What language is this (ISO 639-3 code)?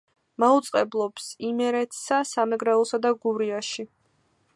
kat